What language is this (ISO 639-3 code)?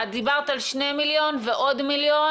heb